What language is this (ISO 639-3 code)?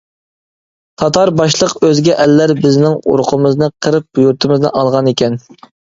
uig